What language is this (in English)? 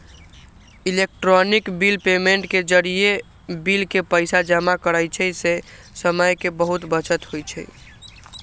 Magahi